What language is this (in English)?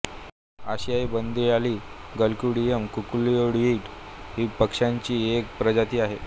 Marathi